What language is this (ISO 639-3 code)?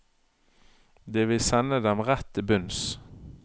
nor